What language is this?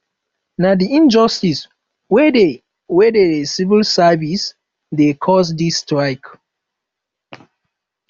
Nigerian Pidgin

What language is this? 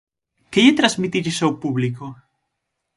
Galician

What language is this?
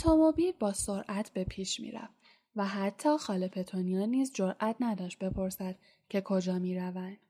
Persian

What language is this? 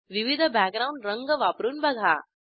Marathi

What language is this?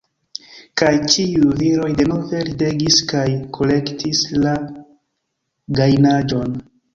Esperanto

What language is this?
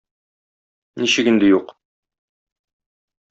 Tatar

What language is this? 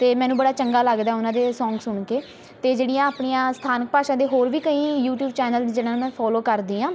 Punjabi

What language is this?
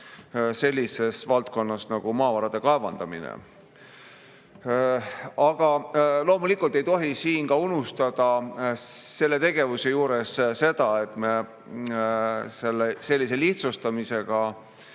Estonian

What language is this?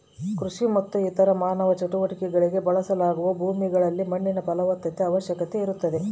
Kannada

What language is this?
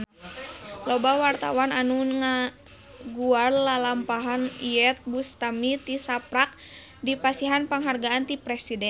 Sundanese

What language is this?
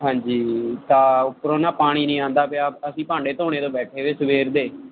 Punjabi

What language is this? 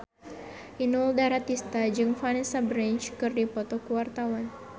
Sundanese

